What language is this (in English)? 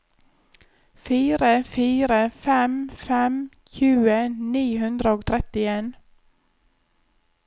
Norwegian